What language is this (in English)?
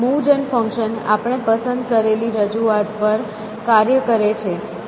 Gujarati